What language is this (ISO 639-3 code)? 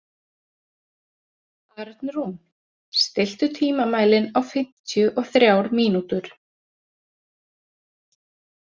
isl